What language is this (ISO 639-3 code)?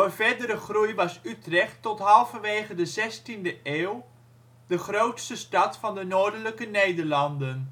nld